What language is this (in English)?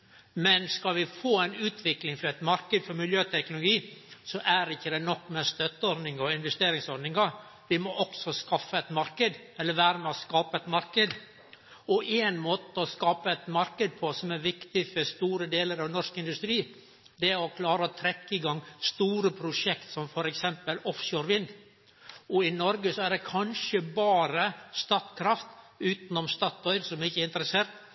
Norwegian Nynorsk